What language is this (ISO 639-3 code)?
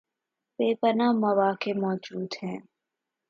urd